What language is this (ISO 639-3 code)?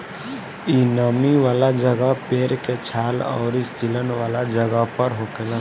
bho